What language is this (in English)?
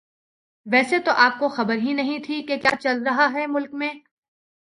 Urdu